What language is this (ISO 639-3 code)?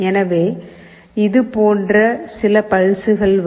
tam